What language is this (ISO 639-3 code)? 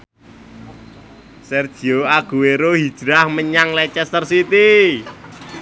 jav